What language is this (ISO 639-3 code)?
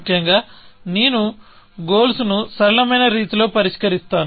tel